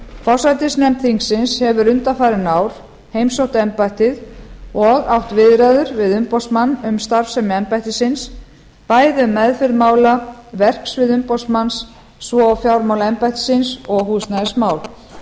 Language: Icelandic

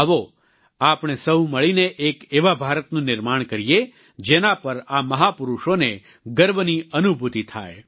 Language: Gujarati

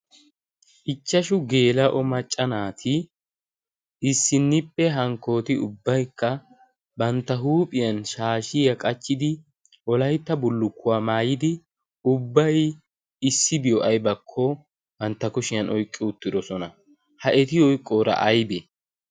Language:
Wolaytta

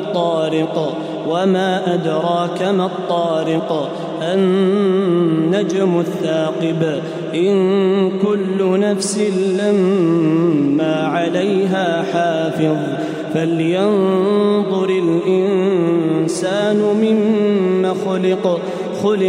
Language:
Arabic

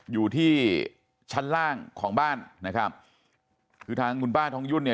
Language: Thai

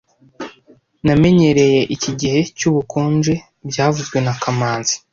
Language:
Kinyarwanda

